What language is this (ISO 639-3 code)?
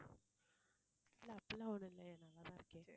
tam